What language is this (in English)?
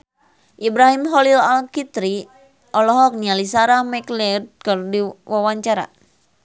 Sundanese